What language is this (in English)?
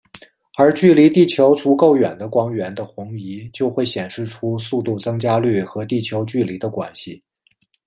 Chinese